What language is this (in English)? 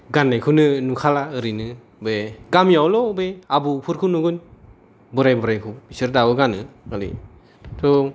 Bodo